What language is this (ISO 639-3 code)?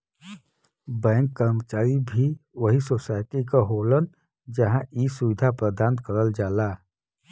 bho